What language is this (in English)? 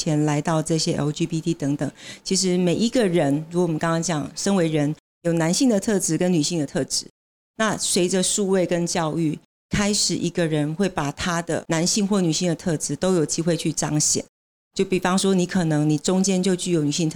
Chinese